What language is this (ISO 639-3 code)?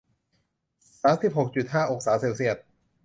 tha